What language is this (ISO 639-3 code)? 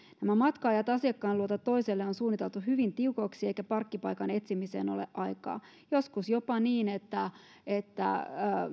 fin